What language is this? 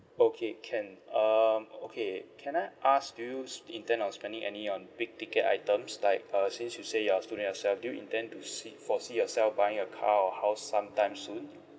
English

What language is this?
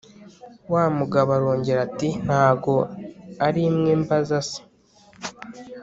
Kinyarwanda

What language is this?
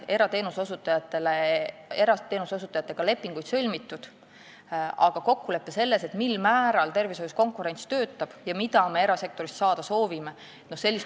Estonian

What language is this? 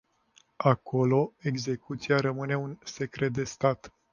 Romanian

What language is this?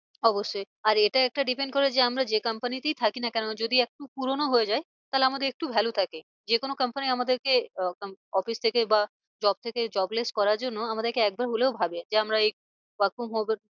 Bangla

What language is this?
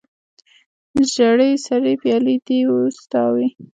Pashto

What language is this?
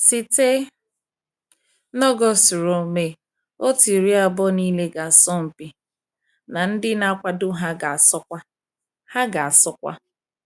Igbo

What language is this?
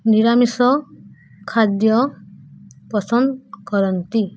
Odia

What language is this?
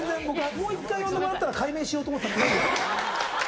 Japanese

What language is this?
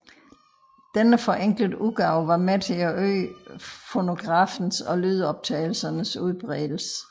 Danish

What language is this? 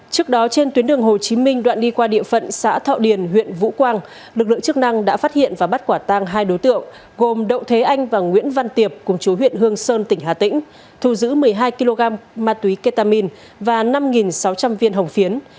Vietnamese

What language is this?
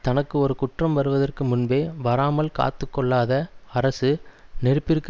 Tamil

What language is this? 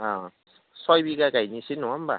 Bodo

